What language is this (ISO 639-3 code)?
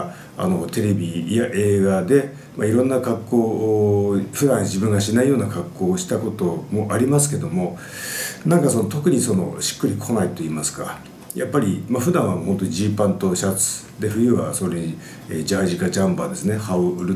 jpn